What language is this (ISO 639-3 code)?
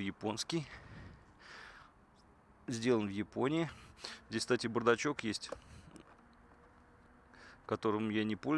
rus